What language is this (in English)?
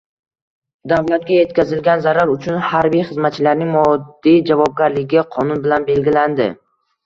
Uzbek